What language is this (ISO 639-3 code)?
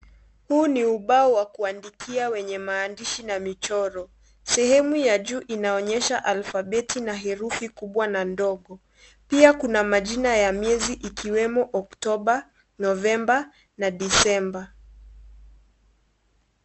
swa